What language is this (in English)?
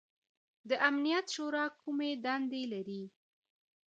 Pashto